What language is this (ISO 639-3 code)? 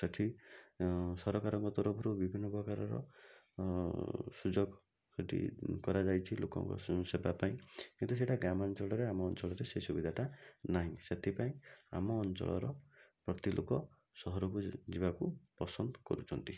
ori